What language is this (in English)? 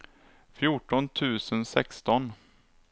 Swedish